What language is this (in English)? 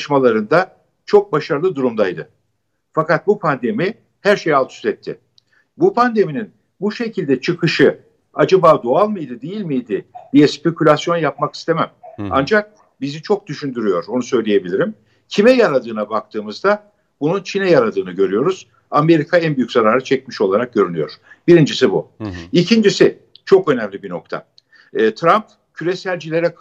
Turkish